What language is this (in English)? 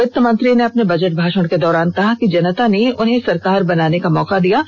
Hindi